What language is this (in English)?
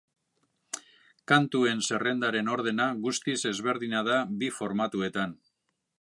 Basque